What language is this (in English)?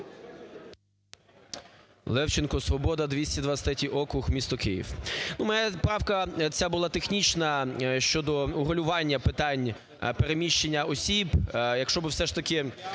Ukrainian